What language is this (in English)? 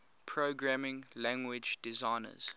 English